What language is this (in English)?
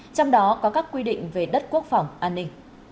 Vietnamese